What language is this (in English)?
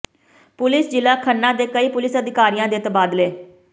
Punjabi